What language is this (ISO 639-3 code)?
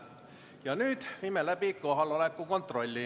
est